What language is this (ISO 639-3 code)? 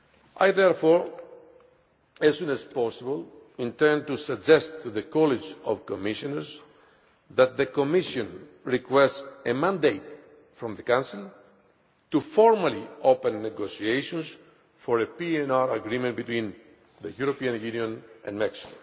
eng